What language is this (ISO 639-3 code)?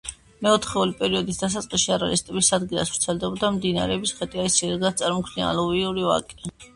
kat